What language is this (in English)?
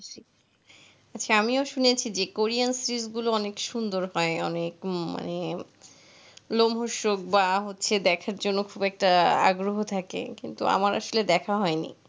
Bangla